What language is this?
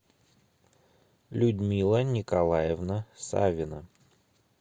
Russian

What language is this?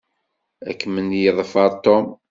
Kabyle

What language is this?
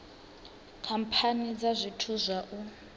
Venda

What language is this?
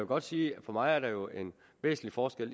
Danish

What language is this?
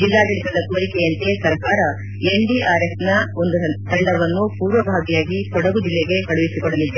Kannada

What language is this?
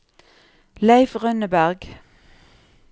Norwegian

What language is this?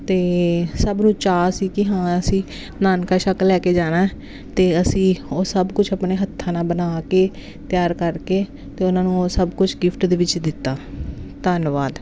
Punjabi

